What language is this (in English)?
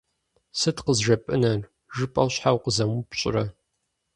Kabardian